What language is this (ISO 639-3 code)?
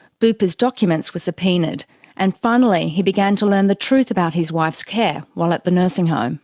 eng